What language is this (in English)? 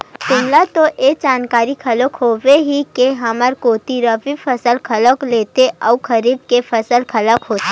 Chhattisgarhi